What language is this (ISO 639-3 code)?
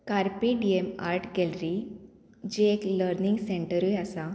kok